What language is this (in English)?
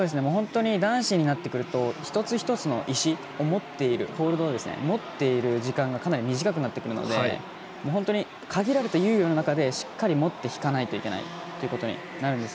Japanese